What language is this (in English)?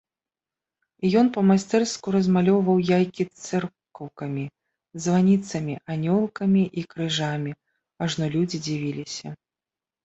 Belarusian